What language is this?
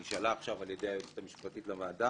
Hebrew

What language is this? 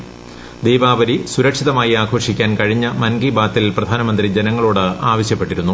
Malayalam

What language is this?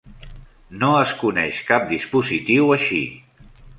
Catalan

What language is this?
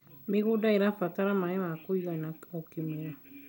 Kikuyu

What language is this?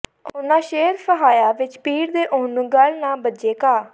Punjabi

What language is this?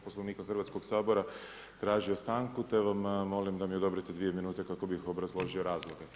Croatian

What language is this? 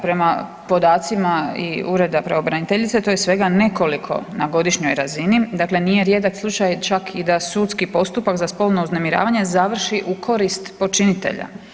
Croatian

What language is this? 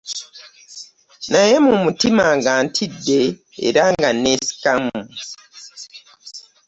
Ganda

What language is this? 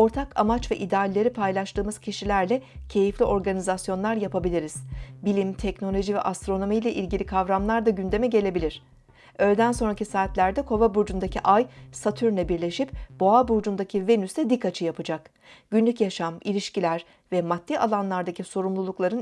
Turkish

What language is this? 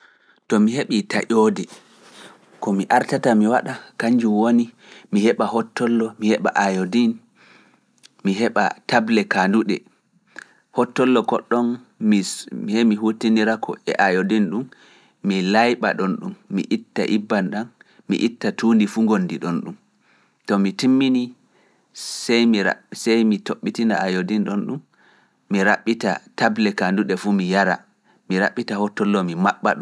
Fula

